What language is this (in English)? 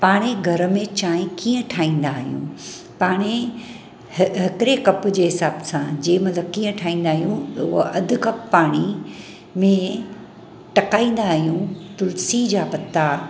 Sindhi